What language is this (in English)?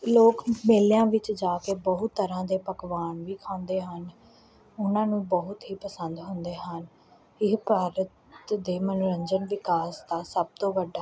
Punjabi